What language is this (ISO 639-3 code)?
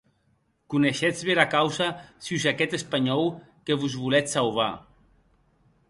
oci